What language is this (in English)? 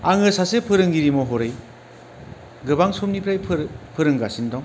Bodo